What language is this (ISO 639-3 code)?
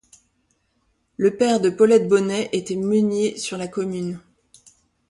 fra